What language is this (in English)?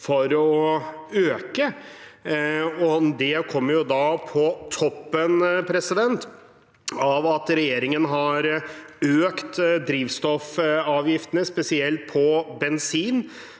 Norwegian